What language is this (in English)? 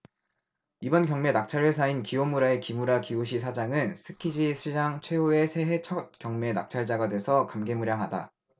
Korean